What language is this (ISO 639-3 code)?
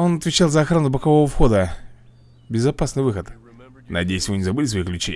rus